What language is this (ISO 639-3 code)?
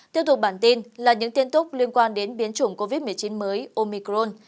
vie